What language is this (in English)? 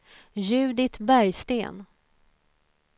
Swedish